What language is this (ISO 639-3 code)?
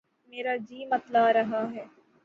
urd